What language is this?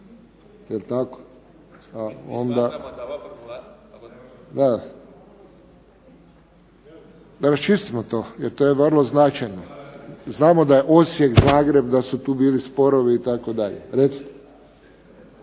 Croatian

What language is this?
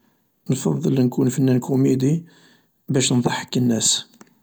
Algerian Arabic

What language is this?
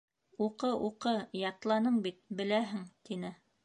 Bashkir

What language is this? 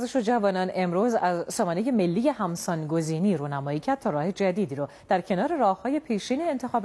Persian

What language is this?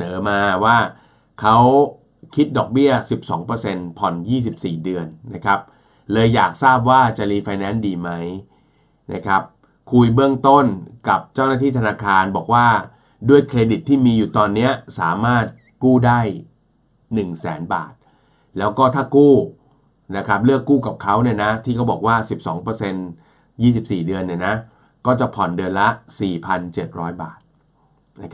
Thai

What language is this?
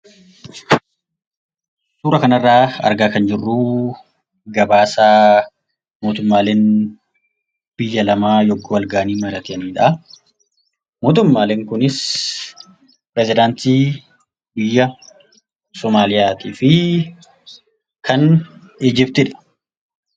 Oromo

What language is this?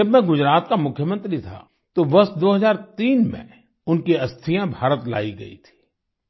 Hindi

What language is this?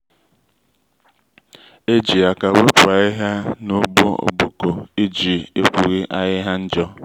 Igbo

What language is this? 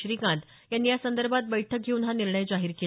Marathi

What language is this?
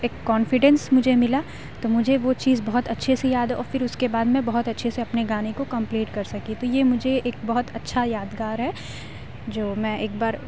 Urdu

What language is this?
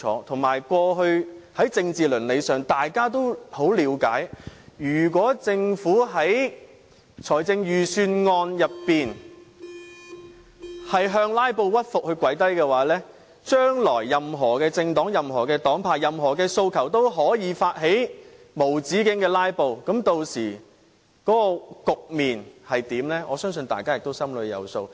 Cantonese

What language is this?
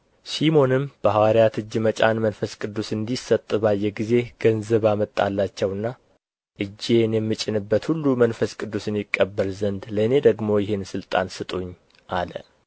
Amharic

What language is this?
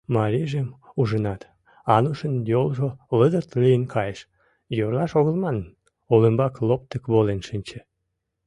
Mari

